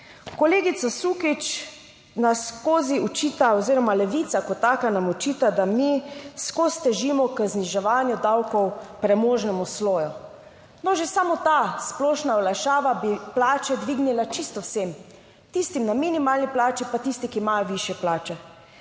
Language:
Slovenian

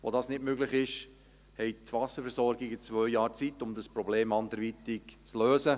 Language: Swiss German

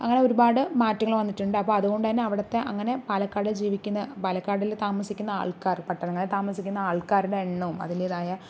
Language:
Malayalam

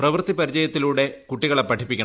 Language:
Malayalam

